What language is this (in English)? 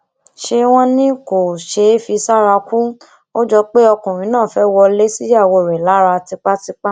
Yoruba